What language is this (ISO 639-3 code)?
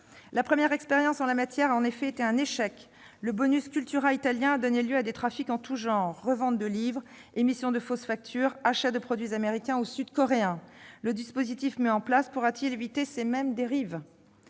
fra